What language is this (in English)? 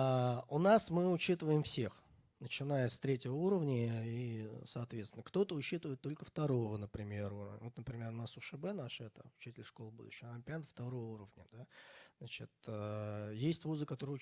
Russian